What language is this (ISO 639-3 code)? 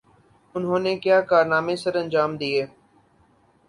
urd